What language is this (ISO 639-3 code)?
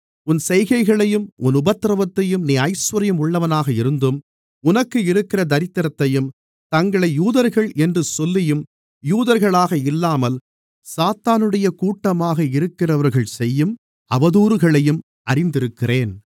tam